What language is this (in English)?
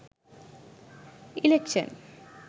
Sinhala